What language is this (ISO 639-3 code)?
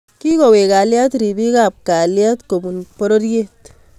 kln